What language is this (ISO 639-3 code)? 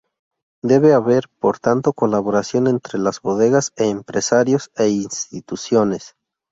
spa